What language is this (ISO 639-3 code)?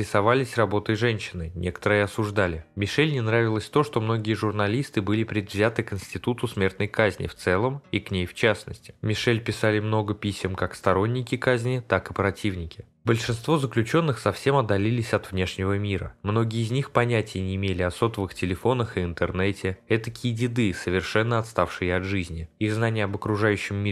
rus